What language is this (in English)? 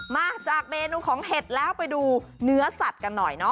Thai